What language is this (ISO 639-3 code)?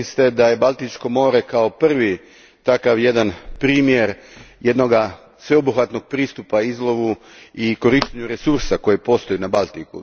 hrv